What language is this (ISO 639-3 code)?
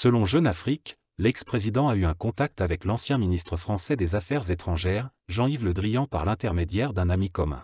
fra